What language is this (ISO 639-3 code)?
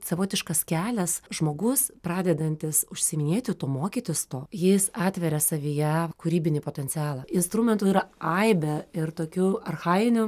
lit